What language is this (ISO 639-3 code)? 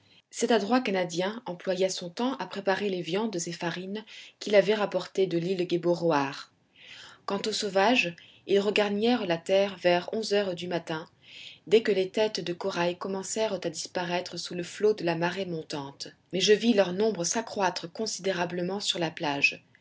fra